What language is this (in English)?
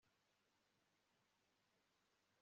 Kinyarwanda